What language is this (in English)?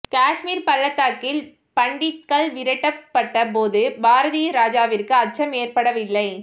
Tamil